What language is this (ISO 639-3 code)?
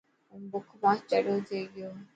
mki